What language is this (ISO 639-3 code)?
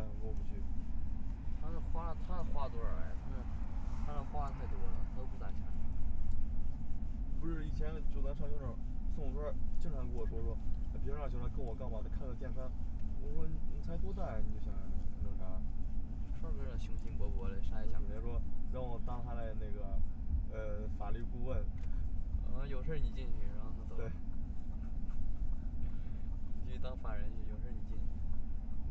zho